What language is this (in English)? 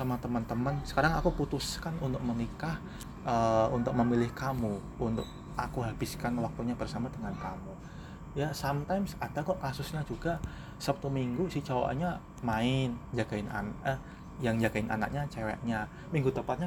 Indonesian